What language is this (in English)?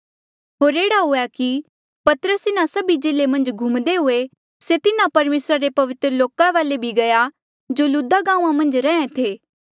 Mandeali